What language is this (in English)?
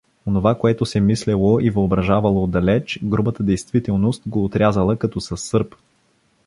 Bulgarian